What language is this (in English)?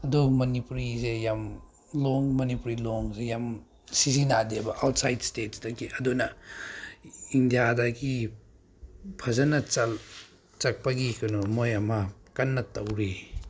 Manipuri